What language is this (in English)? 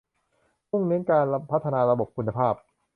Thai